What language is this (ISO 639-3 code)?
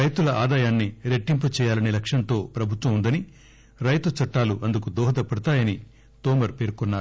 tel